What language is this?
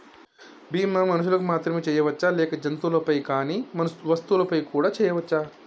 Telugu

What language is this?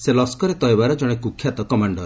Odia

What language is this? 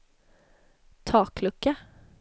Swedish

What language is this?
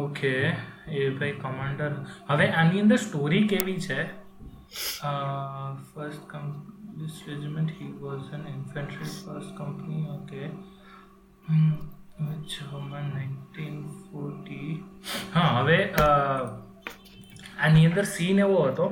Gujarati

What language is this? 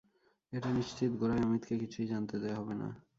Bangla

